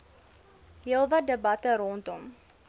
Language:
Afrikaans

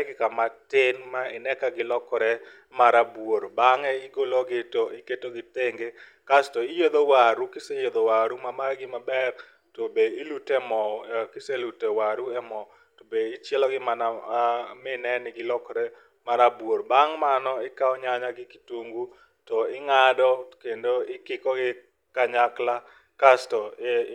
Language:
Luo (Kenya and Tanzania)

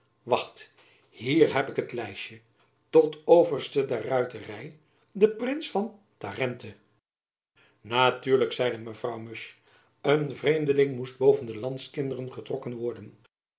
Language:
Dutch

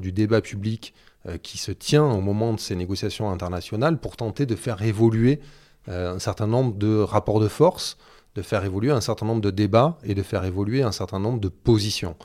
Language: French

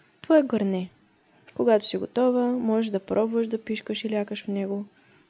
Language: Bulgarian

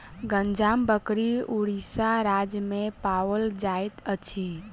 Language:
Maithili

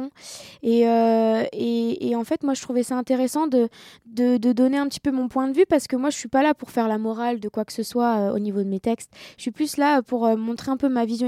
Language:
French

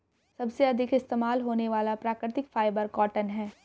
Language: Hindi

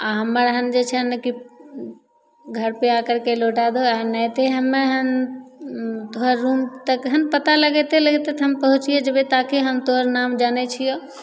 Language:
Maithili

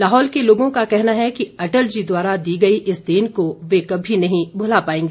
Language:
Hindi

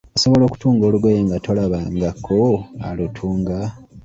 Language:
Ganda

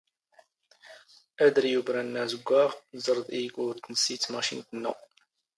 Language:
Standard Moroccan Tamazight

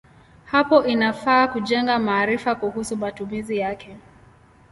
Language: Swahili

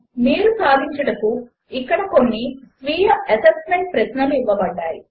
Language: Telugu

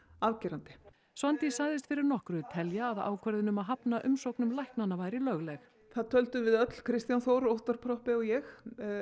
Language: Icelandic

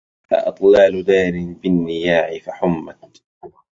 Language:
Arabic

